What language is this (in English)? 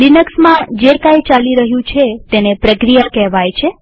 Gujarati